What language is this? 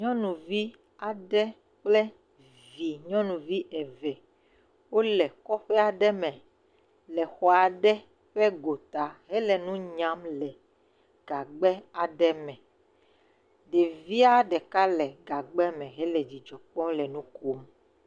Ewe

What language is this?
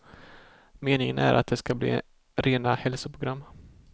Swedish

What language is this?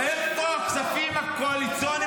Hebrew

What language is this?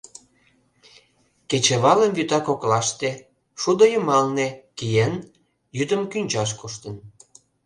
Mari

